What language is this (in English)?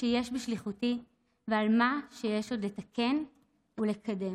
Hebrew